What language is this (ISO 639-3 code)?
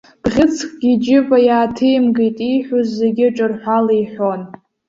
abk